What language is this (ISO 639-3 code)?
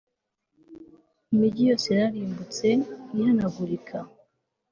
kin